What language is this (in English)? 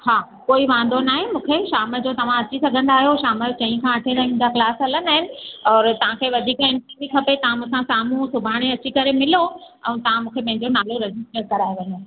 Sindhi